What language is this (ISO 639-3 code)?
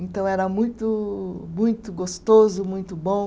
por